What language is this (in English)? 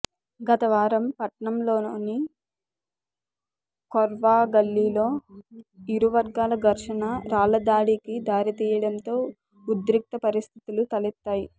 Telugu